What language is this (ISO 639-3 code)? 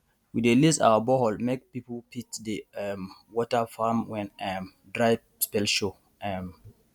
pcm